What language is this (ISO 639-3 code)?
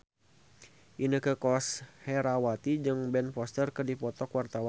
sun